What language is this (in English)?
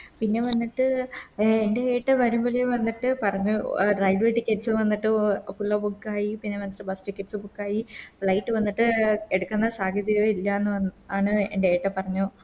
Malayalam